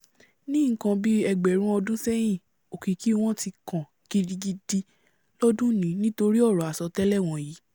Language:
Yoruba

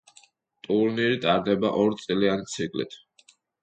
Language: Georgian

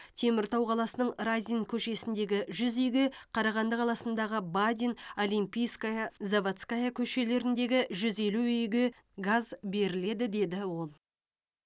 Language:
Kazakh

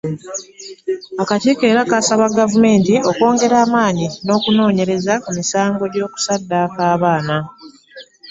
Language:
Ganda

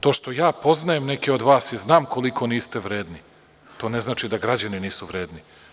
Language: Serbian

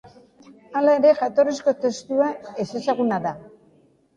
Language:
Basque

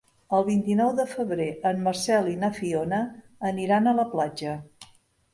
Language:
Catalan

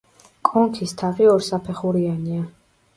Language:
Georgian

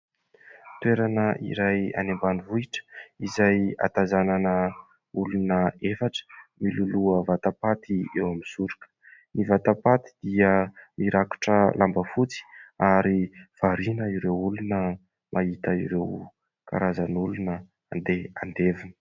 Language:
Malagasy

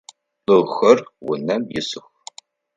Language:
Adyghe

